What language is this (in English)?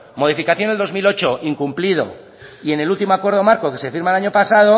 Spanish